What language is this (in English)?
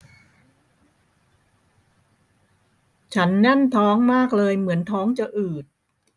Thai